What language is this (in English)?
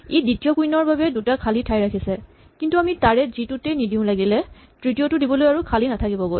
Assamese